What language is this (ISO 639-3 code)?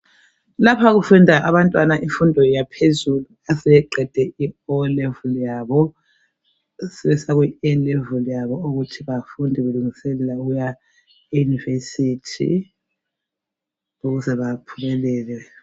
nde